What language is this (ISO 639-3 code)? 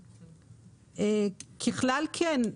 heb